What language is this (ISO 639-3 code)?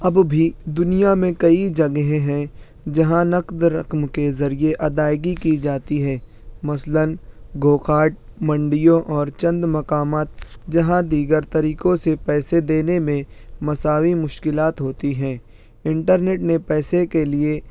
urd